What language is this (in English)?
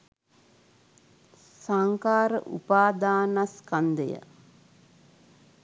Sinhala